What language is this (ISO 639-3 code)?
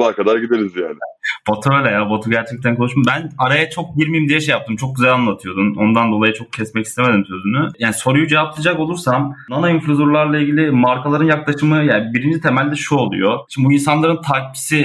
tur